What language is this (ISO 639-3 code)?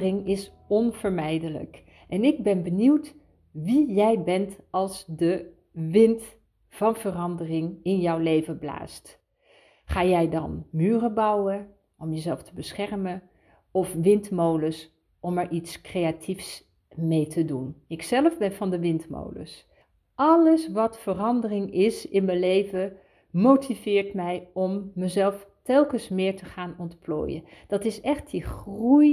nld